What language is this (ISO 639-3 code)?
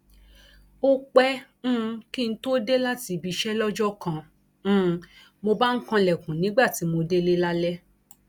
yor